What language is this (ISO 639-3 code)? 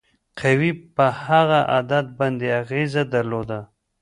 pus